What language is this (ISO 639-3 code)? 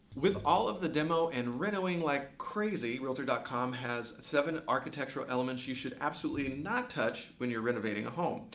eng